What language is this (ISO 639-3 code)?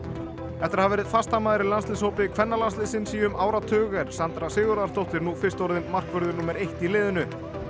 isl